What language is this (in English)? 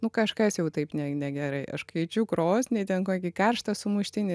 Lithuanian